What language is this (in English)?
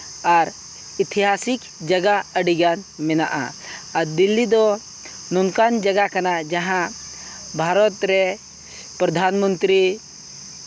Santali